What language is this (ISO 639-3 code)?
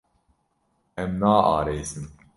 kur